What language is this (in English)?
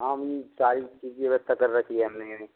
Hindi